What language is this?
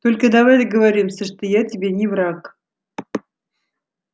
Russian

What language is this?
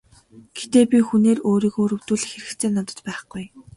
Mongolian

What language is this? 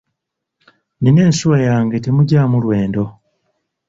Ganda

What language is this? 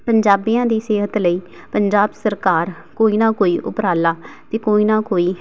Punjabi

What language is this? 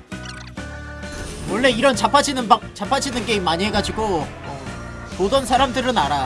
Korean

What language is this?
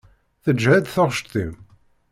Kabyle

